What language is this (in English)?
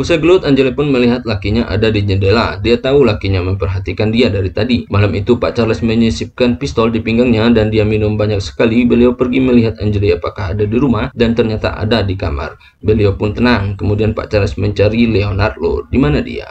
Indonesian